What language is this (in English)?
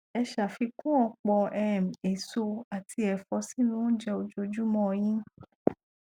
Yoruba